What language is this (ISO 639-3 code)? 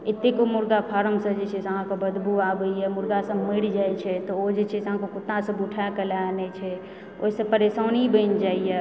mai